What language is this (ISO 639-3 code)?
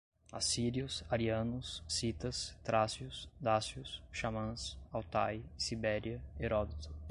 por